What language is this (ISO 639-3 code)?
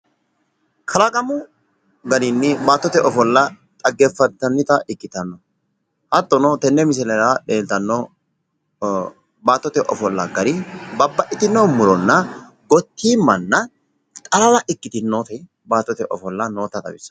sid